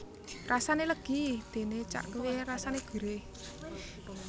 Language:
Javanese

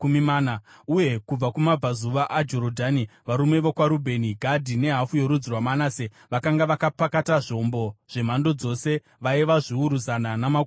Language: Shona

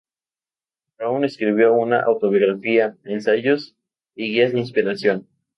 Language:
Spanish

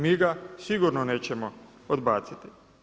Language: Croatian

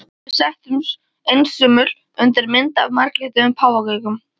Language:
Icelandic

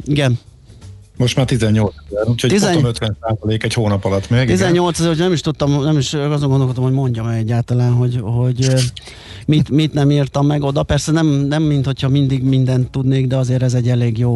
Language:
Hungarian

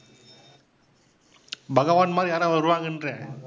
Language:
Tamil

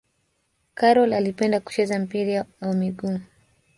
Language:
Swahili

